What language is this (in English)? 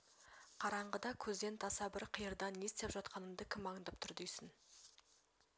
Kazakh